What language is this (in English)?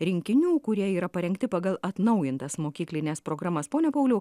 Lithuanian